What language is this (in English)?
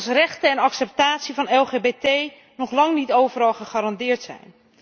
Dutch